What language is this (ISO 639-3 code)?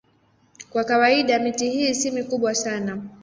swa